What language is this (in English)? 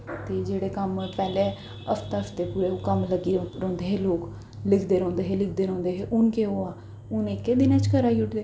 Dogri